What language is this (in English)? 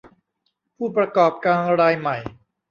Thai